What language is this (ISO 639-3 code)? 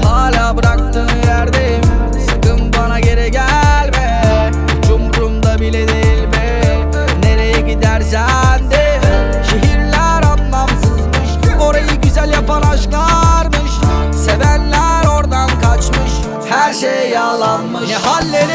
tur